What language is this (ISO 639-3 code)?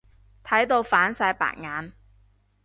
yue